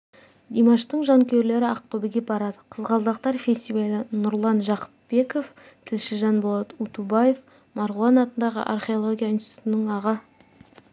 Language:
Kazakh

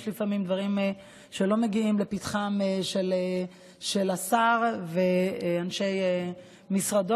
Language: Hebrew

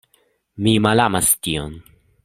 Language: Esperanto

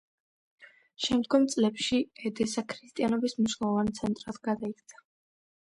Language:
Georgian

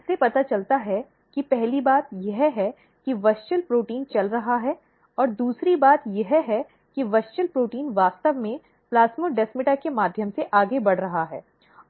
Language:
Hindi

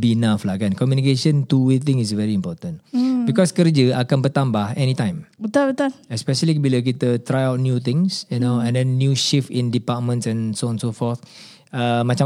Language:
Malay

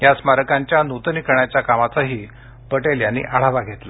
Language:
Marathi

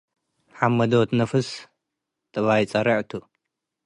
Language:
Tigre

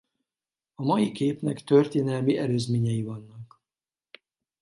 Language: Hungarian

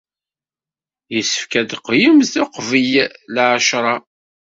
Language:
Kabyle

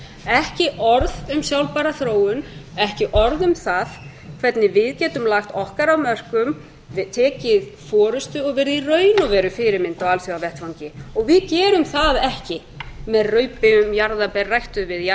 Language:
Icelandic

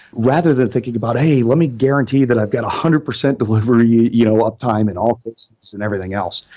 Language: English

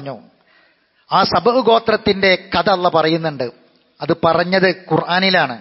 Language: Arabic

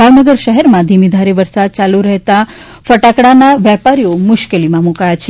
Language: Gujarati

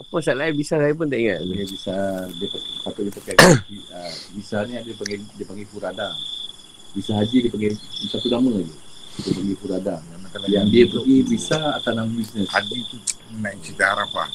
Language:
Malay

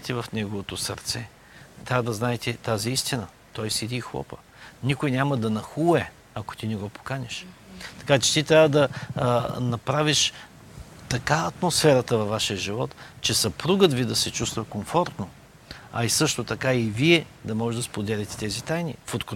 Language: Bulgarian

